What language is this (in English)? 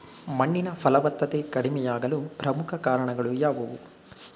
Kannada